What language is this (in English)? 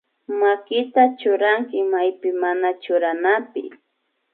Imbabura Highland Quichua